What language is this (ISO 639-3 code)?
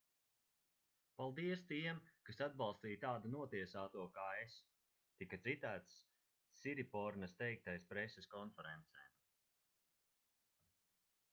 lav